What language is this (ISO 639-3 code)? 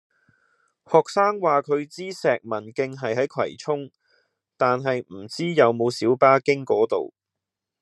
yue